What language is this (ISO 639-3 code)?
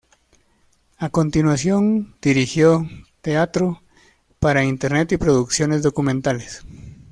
spa